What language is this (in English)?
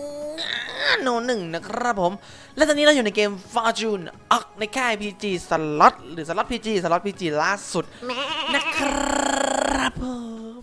Thai